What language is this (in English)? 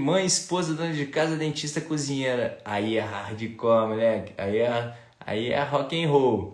Portuguese